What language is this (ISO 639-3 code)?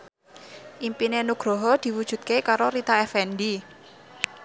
jav